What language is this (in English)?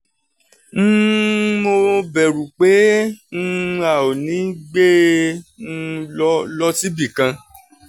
Yoruba